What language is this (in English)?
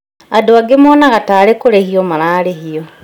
Kikuyu